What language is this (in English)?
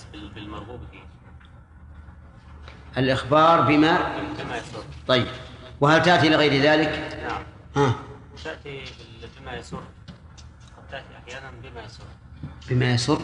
Arabic